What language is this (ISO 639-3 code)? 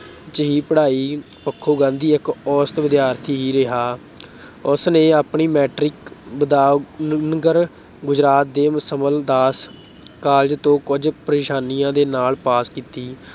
pan